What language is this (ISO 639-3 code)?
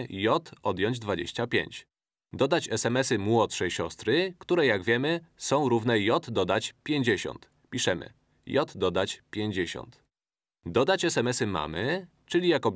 pol